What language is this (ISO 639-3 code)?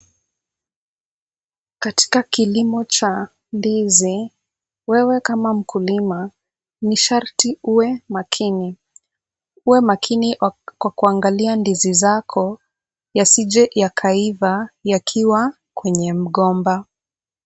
swa